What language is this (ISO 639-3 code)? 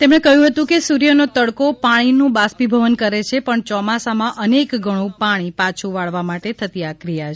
guj